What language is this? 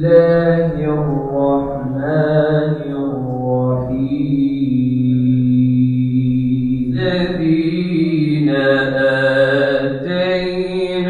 Arabic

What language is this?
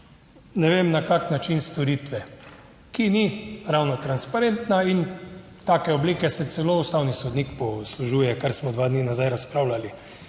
Slovenian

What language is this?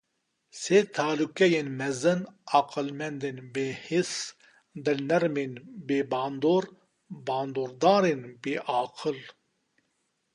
Kurdish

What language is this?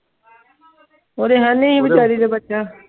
Punjabi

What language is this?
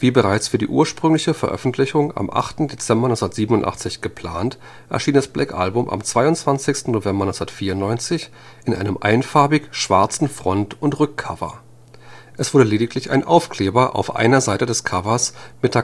German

